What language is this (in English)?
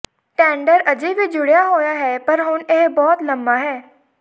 Punjabi